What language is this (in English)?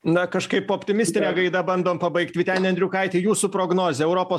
Lithuanian